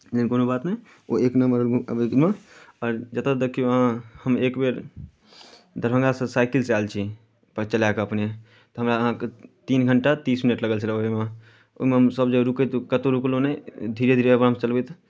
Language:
Maithili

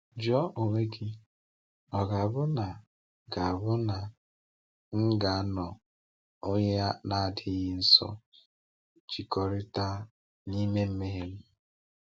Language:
Igbo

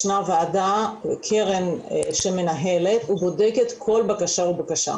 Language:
Hebrew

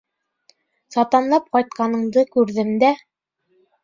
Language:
Bashkir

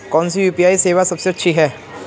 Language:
Hindi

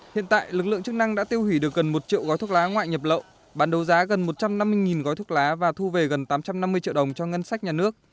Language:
Vietnamese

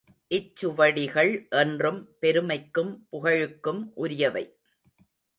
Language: Tamil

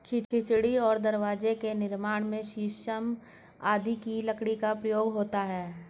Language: Hindi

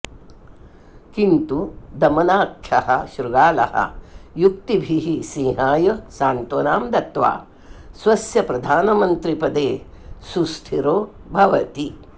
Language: Sanskrit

